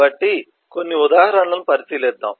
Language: Telugu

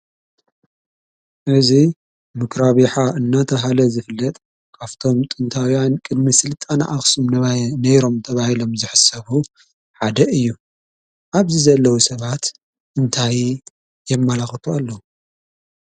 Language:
Tigrinya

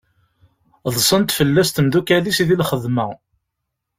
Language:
Kabyle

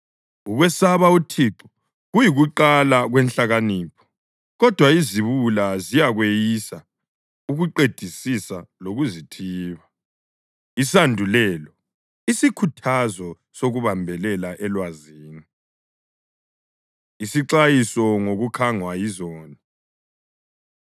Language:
North Ndebele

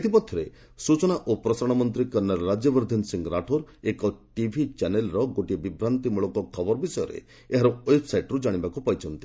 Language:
Odia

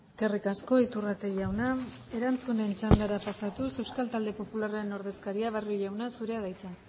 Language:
Basque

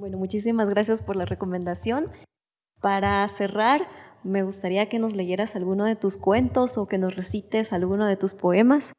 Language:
Spanish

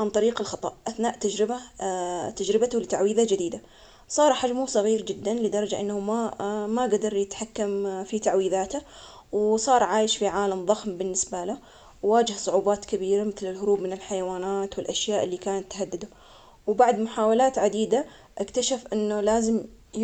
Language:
Omani Arabic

